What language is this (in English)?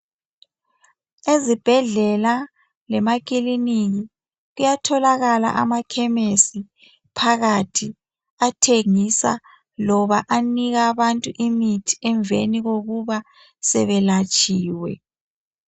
North Ndebele